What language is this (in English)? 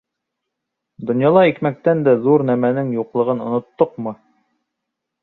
Bashkir